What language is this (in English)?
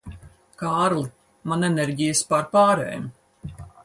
Latvian